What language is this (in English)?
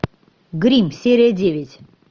Russian